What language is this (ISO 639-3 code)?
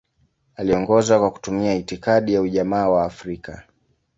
swa